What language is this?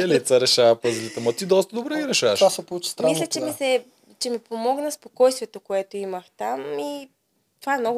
Bulgarian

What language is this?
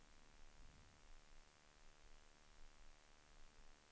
Swedish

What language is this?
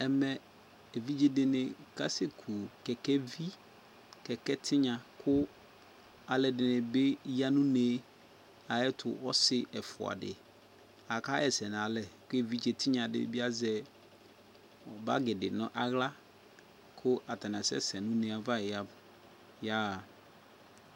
Ikposo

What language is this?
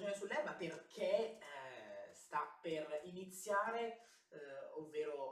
Italian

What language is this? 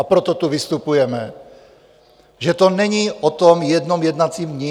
Czech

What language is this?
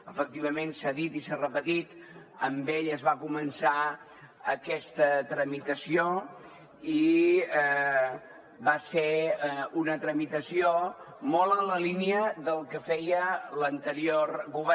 Catalan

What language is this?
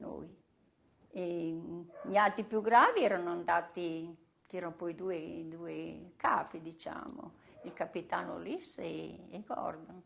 Italian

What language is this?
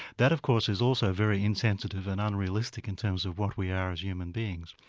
English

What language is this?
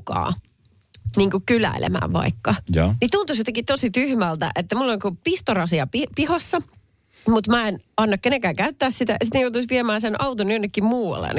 Finnish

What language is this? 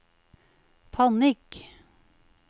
Norwegian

